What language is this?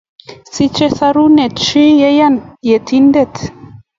Kalenjin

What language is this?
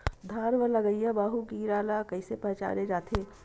Chhattisgarhi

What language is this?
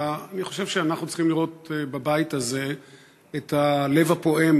Hebrew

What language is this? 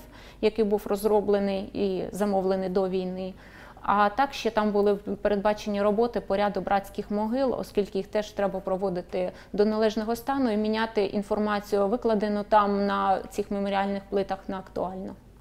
Ukrainian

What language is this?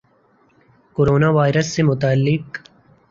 Urdu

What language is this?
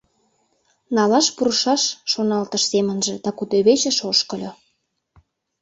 Mari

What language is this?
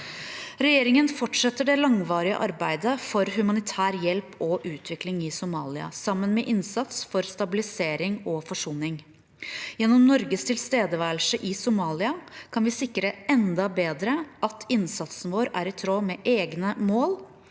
Norwegian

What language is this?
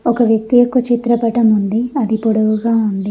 Telugu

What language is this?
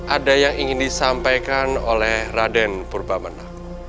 Indonesian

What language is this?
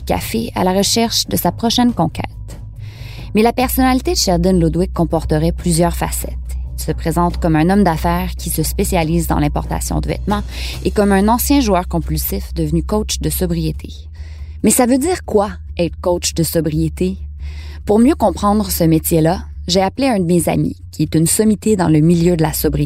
French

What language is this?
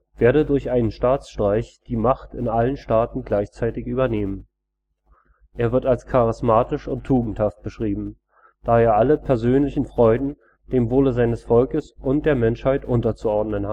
German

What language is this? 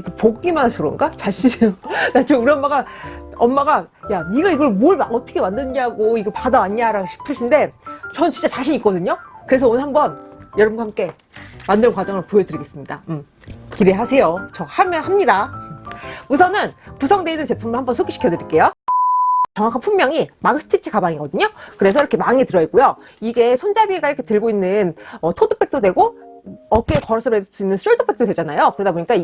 Korean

